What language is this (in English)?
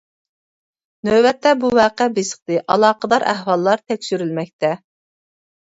Uyghur